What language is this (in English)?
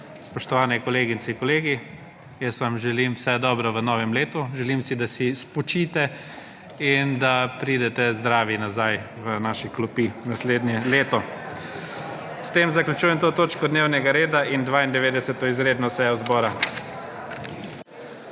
Slovenian